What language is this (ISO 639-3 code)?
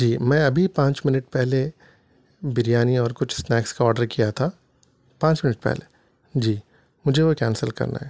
urd